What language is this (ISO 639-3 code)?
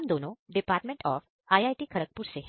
hin